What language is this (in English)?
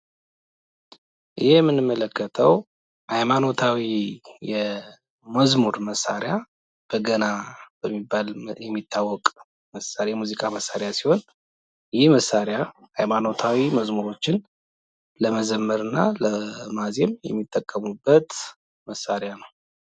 Amharic